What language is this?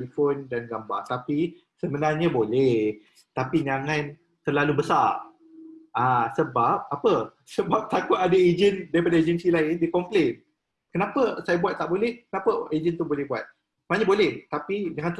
Malay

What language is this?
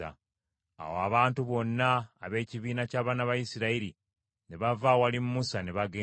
Ganda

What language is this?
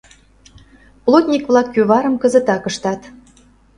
Mari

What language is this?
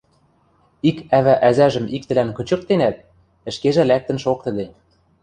Western Mari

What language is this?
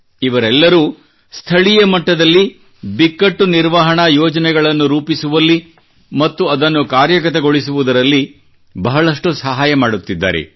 Kannada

